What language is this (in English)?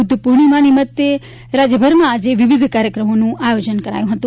Gujarati